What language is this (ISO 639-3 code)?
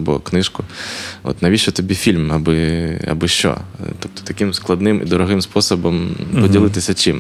ukr